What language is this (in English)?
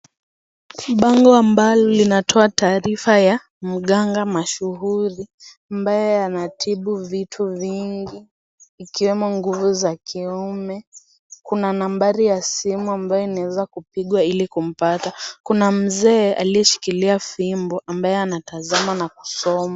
Swahili